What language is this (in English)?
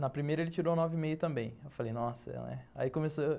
Portuguese